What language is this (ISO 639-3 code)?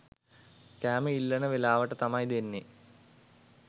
sin